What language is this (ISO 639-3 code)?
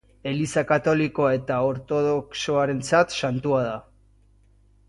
eus